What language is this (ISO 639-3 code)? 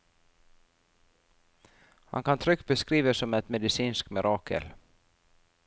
nor